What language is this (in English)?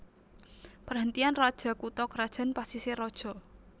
Javanese